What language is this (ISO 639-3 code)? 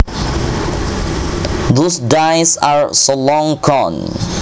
jav